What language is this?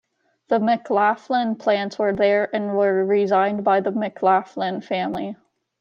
English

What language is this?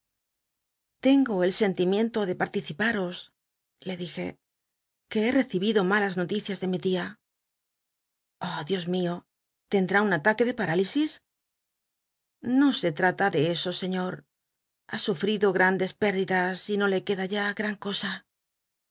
Spanish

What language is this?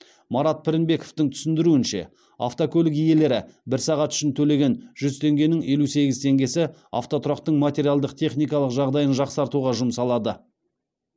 Kazakh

